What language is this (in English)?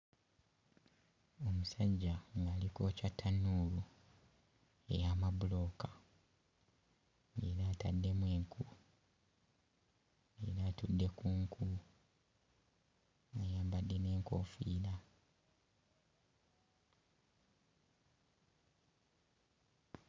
Ganda